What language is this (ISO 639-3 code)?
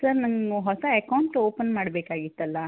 kan